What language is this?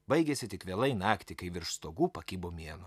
Lithuanian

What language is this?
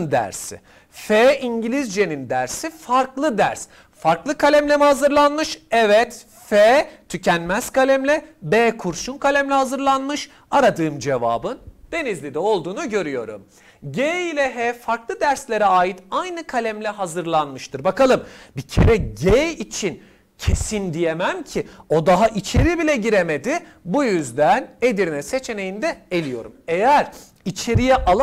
Turkish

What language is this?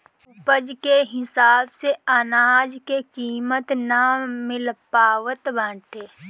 Bhojpuri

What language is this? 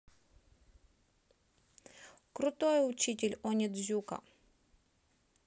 Russian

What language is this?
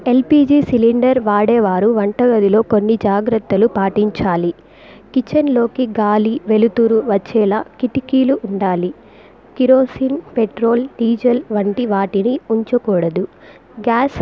Telugu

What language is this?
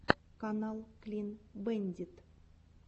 Russian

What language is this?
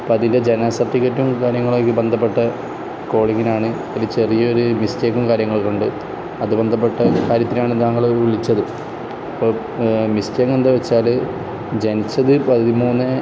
Malayalam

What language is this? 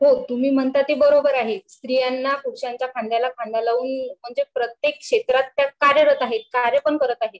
Marathi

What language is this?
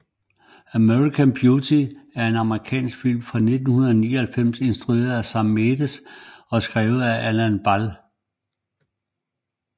Danish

